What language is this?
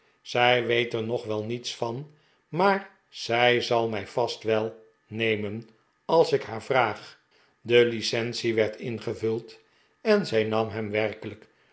Dutch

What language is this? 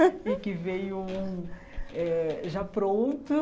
Portuguese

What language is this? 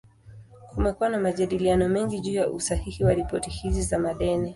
Swahili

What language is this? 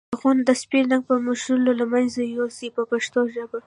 Pashto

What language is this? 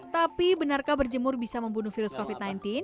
Indonesian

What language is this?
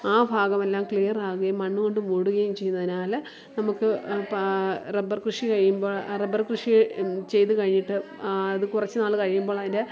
Malayalam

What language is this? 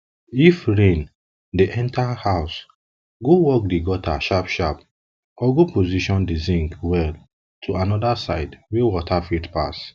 Nigerian Pidgin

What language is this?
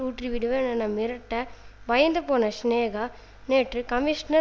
Tamil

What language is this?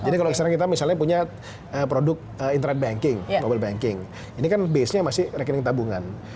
Indonesian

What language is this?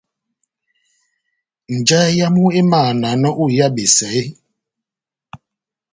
Batanga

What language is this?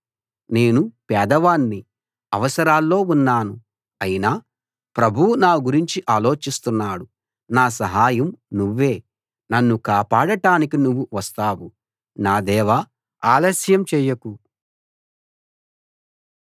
Telugu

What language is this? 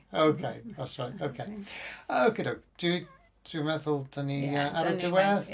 Welsh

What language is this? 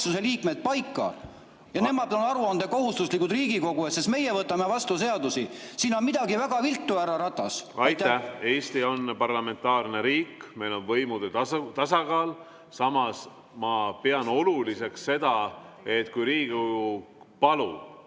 Estonian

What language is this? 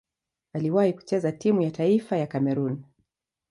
Swahili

